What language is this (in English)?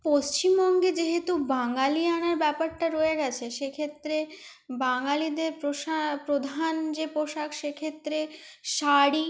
Bangla